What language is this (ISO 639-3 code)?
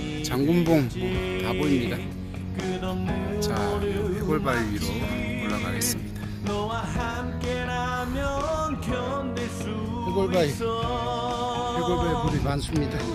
kor